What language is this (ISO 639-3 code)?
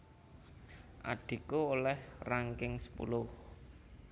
jav